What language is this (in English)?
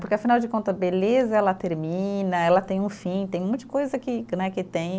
Portuguese